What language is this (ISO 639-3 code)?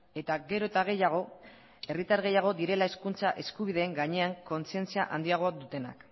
eus